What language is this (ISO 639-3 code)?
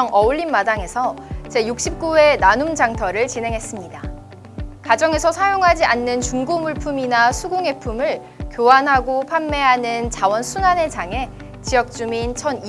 kor